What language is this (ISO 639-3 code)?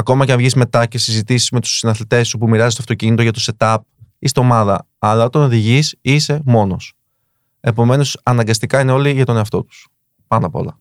ell